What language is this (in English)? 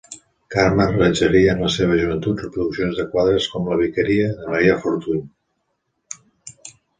Catalan